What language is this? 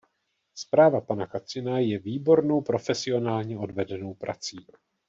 Czech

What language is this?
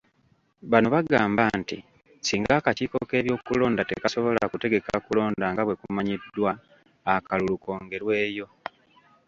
Ganda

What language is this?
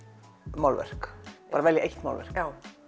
Icelandic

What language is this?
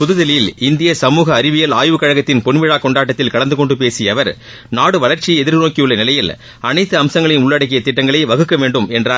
Tamil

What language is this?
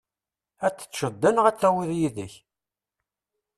Kabyle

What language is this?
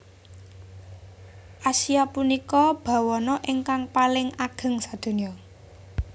Javanese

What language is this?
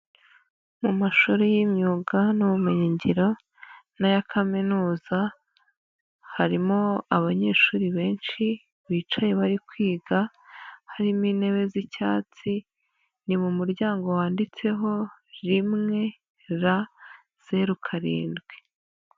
Kinyarwanda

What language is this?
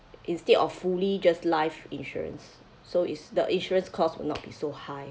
English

